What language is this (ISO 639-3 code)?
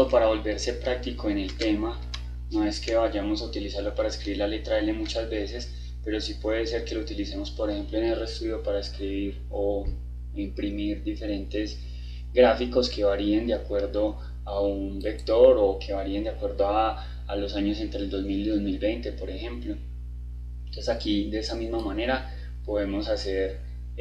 spa